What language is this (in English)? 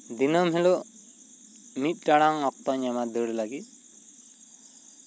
Santali